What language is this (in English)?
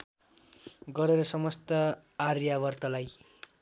Nepali